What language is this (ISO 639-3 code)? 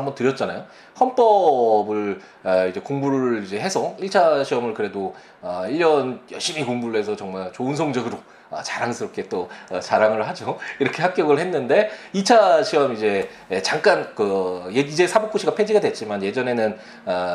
kor